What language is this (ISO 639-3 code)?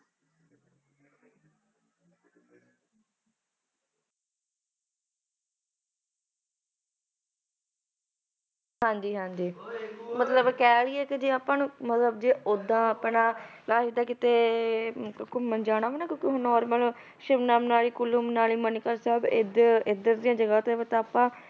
pan